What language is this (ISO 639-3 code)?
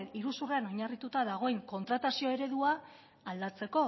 eus